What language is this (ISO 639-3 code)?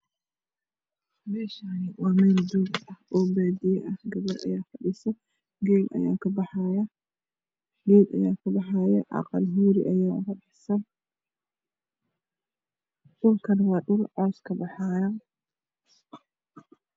som